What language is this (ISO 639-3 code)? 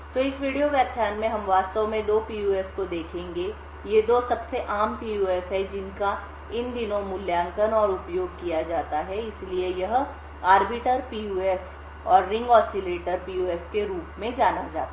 hin